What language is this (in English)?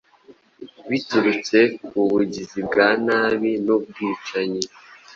Kinyarwanda